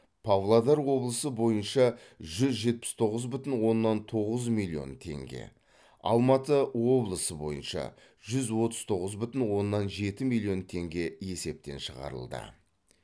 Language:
Kazakh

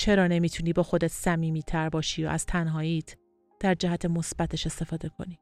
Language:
Persian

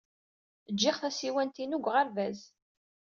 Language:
Kabyle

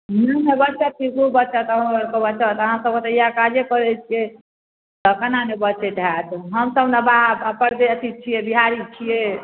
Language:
Maithili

